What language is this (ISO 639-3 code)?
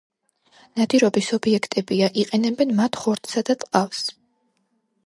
kat